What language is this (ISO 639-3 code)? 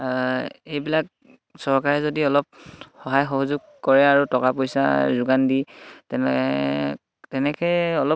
asm